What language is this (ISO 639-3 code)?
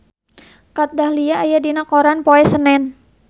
sun